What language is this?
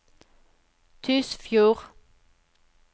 Norwegian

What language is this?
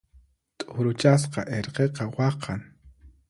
Puno Quechua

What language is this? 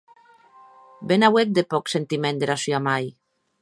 Occitan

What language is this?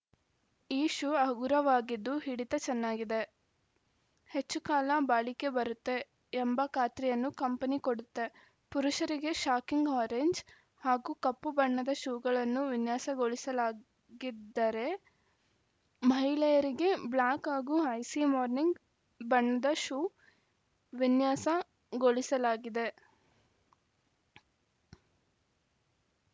Kannada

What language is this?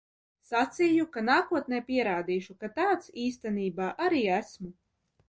Latvian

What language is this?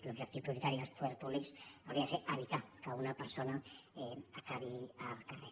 Catalan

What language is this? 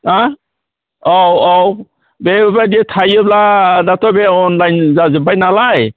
Bodo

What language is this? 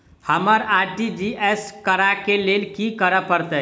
Maithili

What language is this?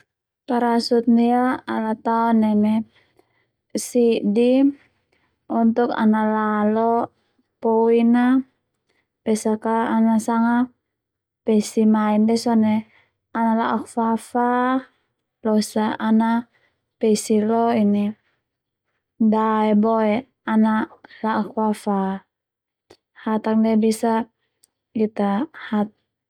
Termanu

